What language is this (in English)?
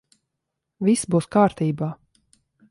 Latvian